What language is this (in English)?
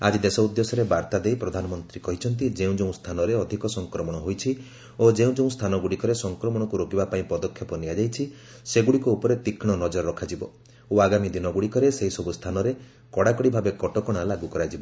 Odia